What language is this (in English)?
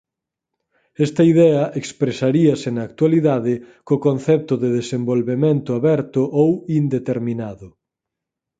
Galician